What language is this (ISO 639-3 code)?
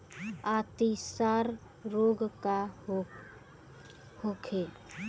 bho